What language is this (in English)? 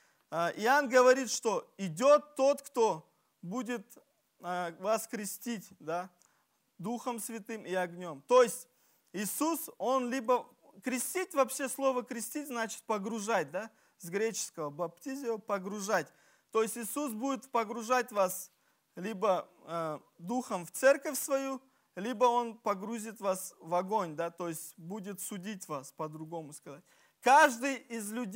Russian